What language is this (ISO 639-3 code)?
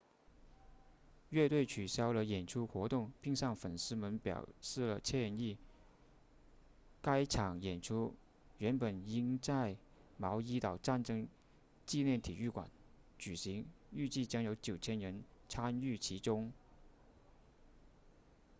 zho